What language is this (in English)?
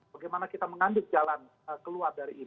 Indonesian